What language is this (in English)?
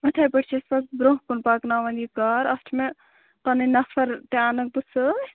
Kashmiri